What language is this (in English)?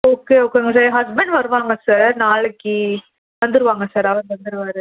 Tamil